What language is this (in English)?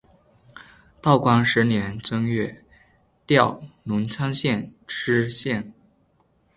Chinese